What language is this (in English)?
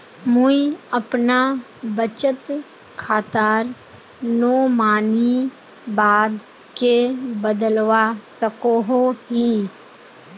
Magahi